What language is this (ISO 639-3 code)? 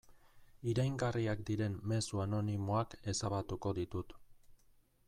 eus